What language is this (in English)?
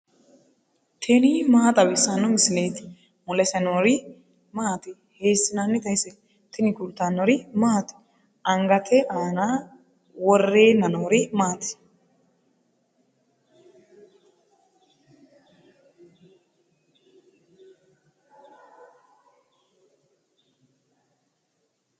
Sidamo